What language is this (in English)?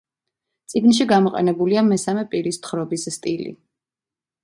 Georgian